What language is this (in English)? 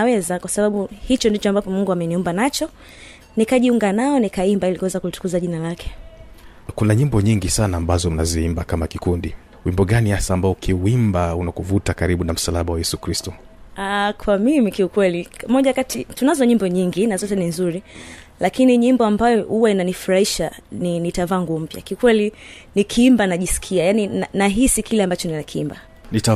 Swahili